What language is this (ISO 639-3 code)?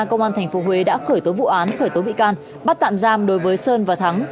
vie